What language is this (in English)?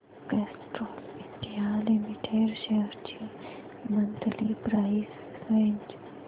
Marathi